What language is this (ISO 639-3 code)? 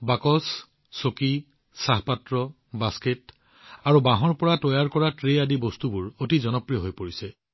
asm